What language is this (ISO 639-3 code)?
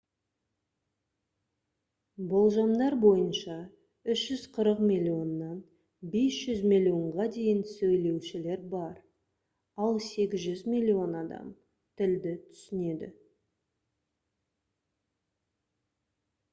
kaz